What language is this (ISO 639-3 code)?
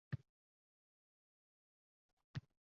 uzb